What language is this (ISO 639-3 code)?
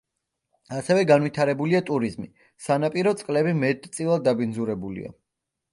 kat